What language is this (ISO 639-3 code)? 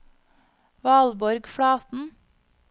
nor